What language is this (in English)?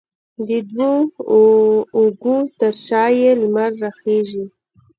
Pashto